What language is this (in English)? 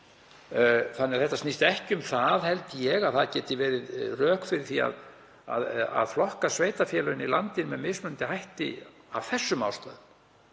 Icelandic